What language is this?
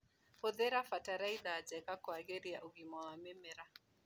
Kikuyu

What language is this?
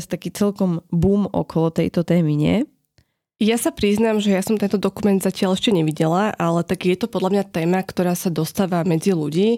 Slovak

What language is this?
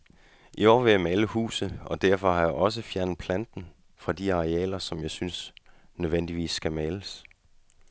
Danish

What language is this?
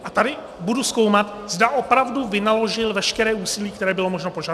Czech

